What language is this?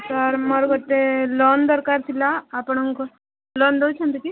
Odia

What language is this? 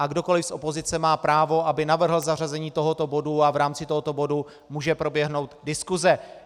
Czech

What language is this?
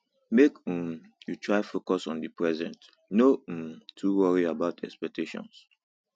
Nigerian Pidgin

